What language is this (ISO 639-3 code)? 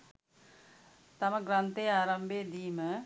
sin